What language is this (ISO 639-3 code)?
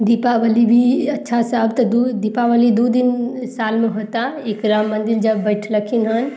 mai